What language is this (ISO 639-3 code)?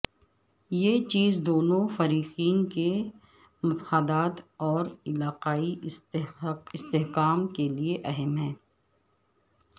urd